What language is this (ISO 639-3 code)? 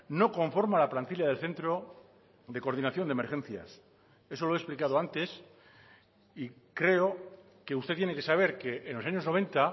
spa